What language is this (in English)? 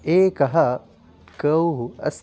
Sanskrit